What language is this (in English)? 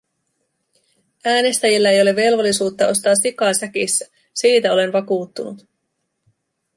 Finnish